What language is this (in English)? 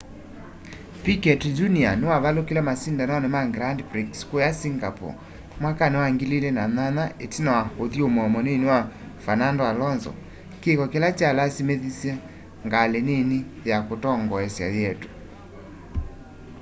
Kamba